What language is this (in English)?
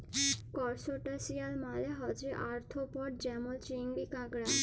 Bangla